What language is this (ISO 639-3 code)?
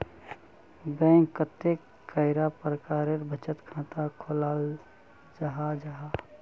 mag